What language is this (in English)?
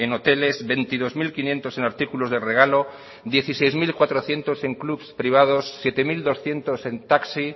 Spanish